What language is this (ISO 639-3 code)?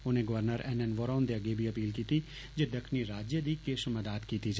doi